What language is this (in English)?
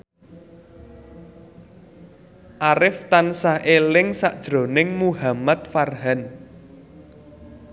Javanese